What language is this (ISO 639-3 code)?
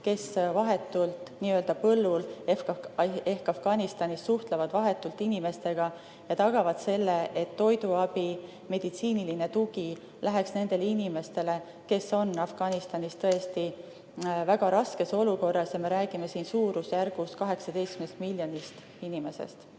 est